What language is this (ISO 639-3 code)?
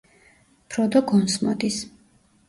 kat